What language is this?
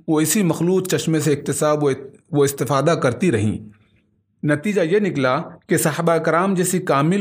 Urdu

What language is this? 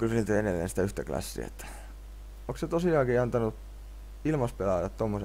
Finnish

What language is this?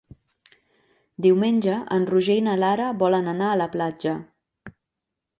Catalan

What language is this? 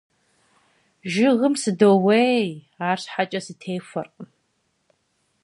Kabardian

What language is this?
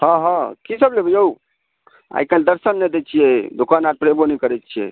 Maithili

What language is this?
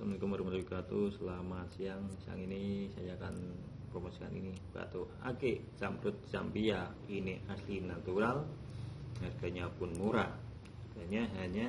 Indonesian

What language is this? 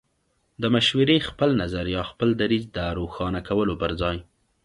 Pashto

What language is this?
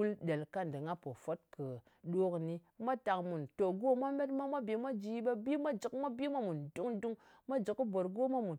Ngas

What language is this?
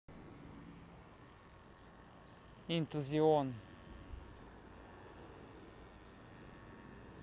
Russian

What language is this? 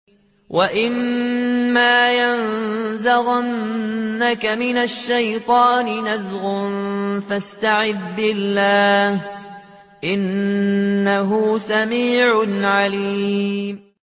Arabic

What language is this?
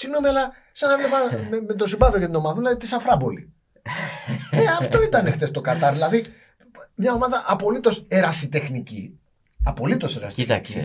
Greek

